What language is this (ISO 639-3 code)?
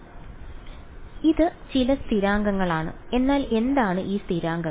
mal